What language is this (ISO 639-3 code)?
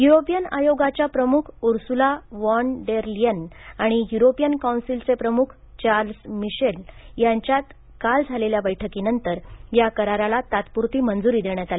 mar